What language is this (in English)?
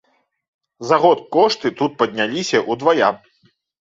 Belarusian